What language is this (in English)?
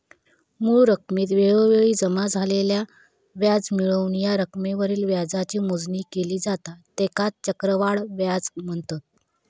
Marathi